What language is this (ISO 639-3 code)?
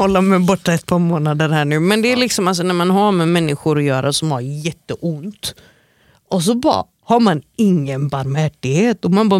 swe